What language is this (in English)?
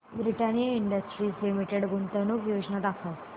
Marathi